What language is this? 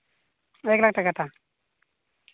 Santali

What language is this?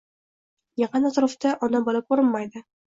Uzbek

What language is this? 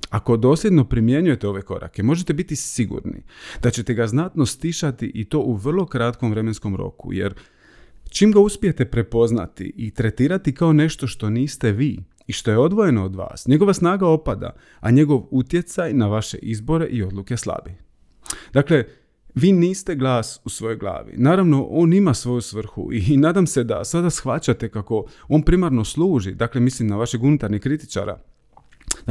Croatian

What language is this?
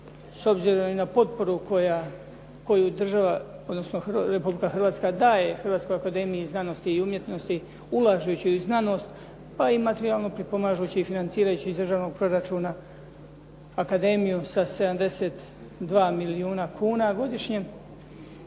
Croatian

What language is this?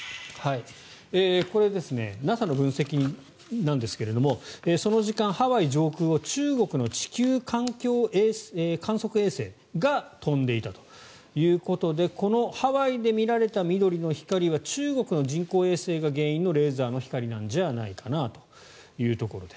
Japanese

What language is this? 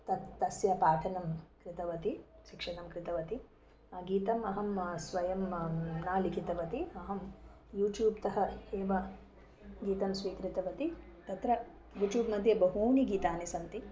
Sanskrit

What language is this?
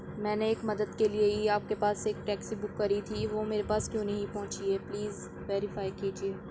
Urdu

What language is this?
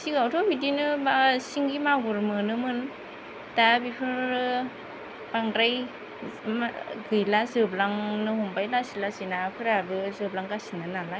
Bodo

